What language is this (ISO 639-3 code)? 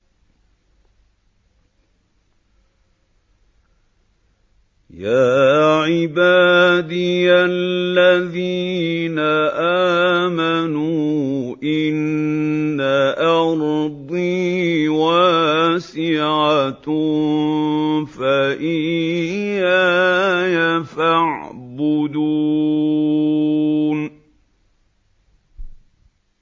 ara